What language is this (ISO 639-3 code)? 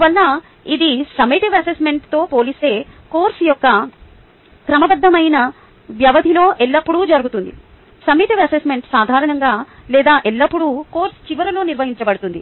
tel